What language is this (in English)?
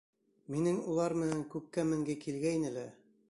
Bashkir